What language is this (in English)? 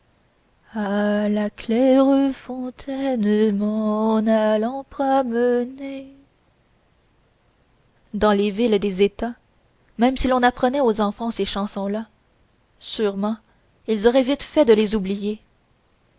French